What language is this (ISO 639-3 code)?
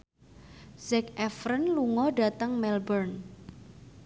jav